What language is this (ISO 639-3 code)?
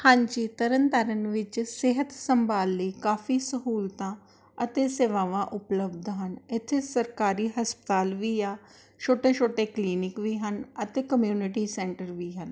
pan